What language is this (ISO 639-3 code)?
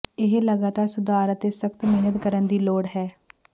pan